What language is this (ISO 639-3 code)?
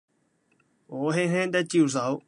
yue